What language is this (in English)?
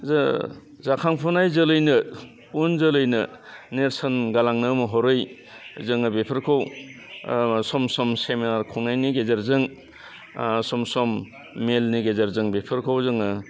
Bodo